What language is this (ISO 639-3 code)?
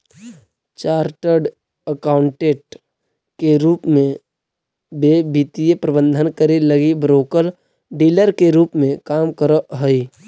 mag